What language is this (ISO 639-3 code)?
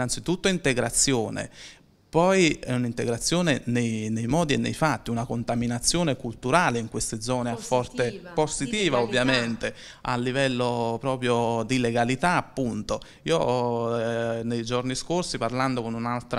ita